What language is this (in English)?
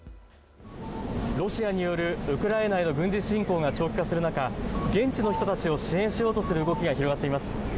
Japanese